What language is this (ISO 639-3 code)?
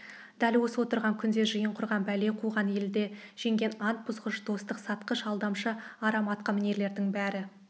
kaz